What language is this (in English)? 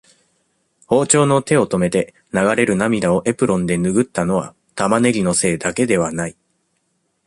Japanese